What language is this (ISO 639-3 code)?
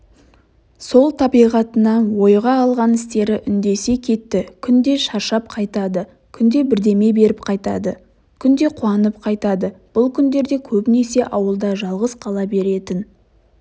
kaz